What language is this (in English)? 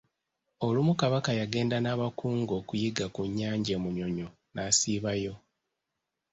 Ganda